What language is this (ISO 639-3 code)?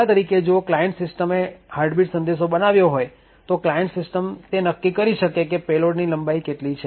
guj